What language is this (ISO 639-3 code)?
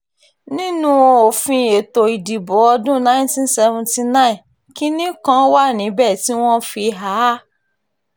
yor